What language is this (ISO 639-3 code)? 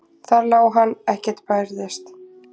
isl